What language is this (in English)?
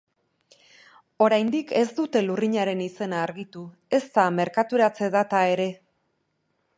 Basque